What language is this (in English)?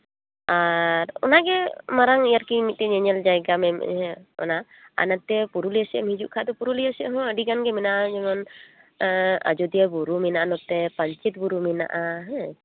Santali